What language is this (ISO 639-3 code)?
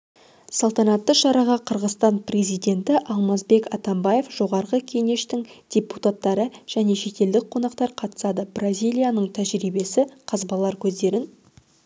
kaz